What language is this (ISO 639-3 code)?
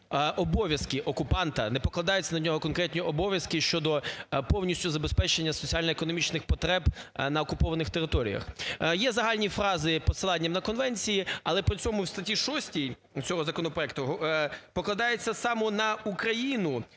ukr